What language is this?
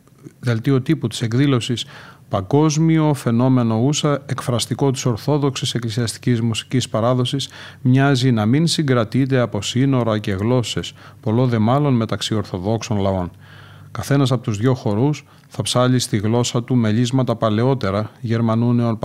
Greek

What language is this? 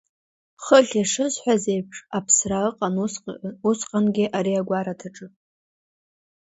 Abkhazian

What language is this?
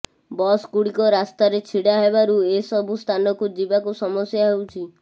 Odia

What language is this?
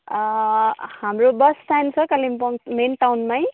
Nepali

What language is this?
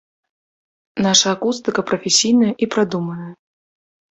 Belarusian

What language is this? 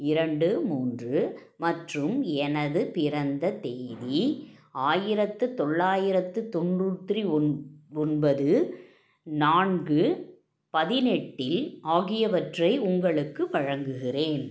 Tamil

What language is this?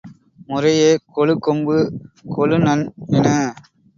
Tamil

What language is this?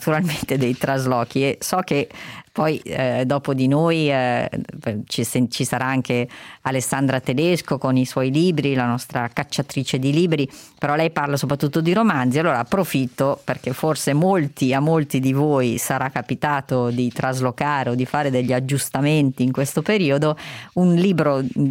Italian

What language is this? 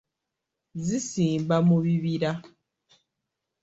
Ganda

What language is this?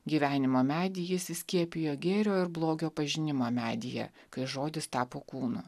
Lithuanian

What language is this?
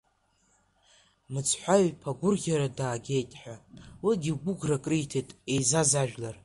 Abkhazian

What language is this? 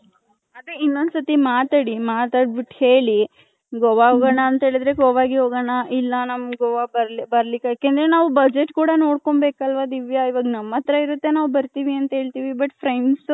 Kannada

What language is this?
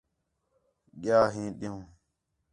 Khetrani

